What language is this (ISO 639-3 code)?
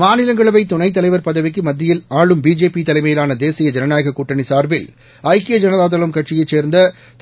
tam